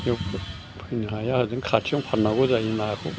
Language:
Bodo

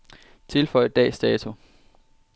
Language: Danish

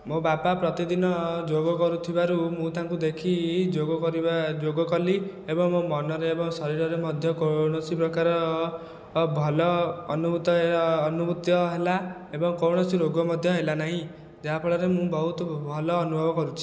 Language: Odia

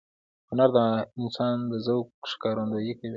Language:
Pashto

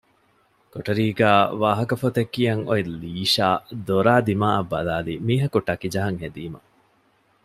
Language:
Divehi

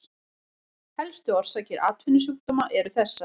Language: Icelandic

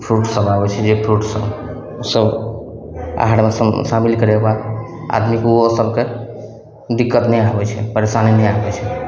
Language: Maithili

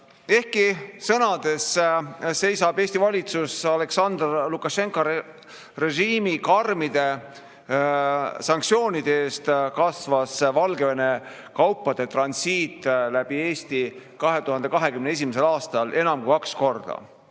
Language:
Estonian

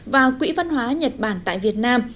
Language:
Vietnamese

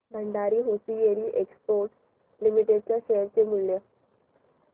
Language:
Marathi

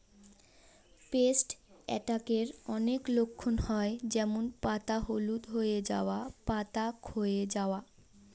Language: Bangla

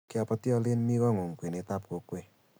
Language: Kalenjin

